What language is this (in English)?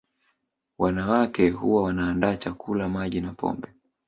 Swahili